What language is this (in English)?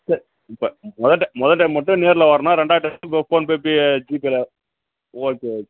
Tamil